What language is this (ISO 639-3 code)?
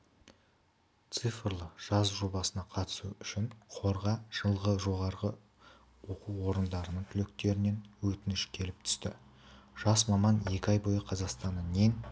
kaz